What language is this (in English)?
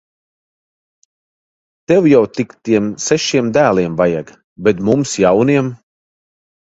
Latvian